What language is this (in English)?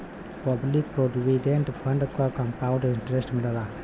Bhojpuri